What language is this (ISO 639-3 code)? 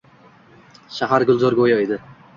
uzb